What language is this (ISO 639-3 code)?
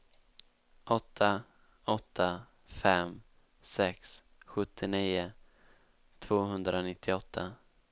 swe